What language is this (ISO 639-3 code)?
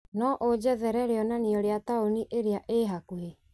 kik